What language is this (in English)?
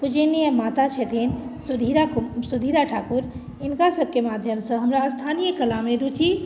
Maithili